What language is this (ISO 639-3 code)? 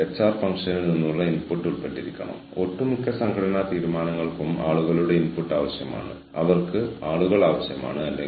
mal